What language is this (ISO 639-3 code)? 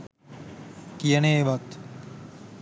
sin